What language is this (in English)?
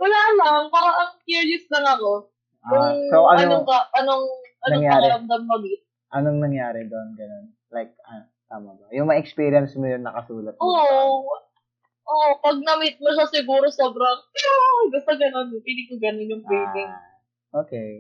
Filipino